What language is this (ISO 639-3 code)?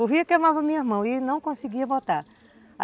por